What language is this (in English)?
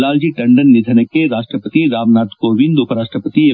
Kannada